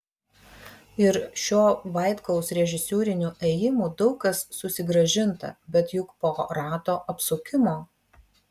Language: Lithuanian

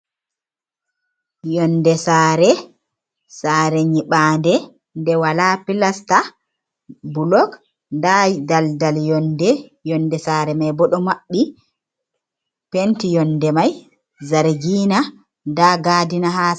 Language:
Fula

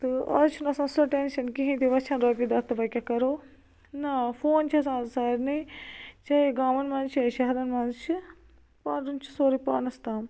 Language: Kashmiri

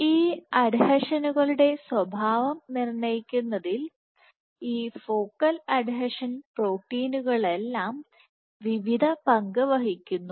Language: Malayalam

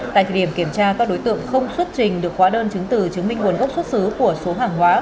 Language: Vietnamese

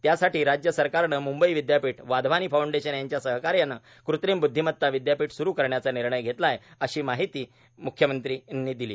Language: Marathi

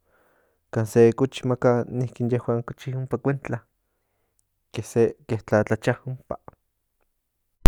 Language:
Central Nahuatl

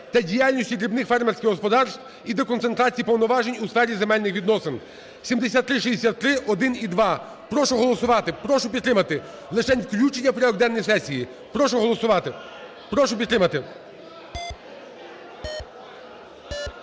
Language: Ukrainian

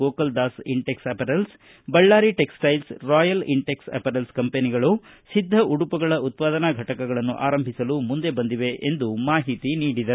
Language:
Kannada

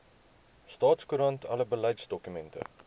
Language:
Afrikaans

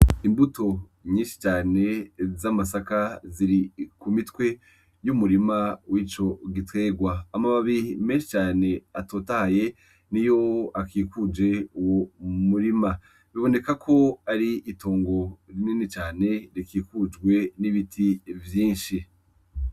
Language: Rundi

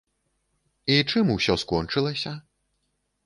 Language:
Belarusian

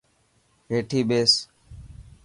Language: Dhatki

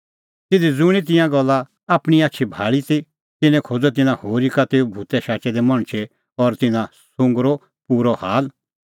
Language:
Kullu Pahari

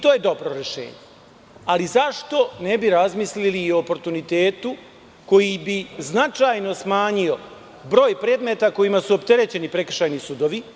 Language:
Serbian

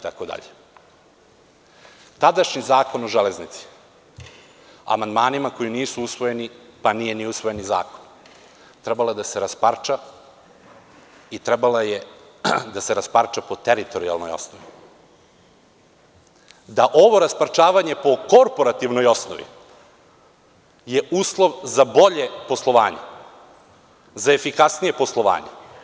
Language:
Serbian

